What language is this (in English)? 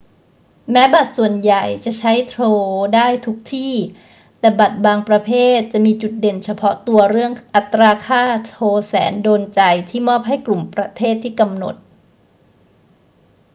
Thai